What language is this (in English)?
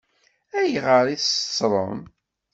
Kabyle